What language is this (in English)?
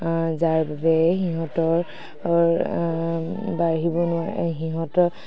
Assamese